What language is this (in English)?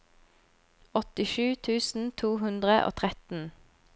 Norwegian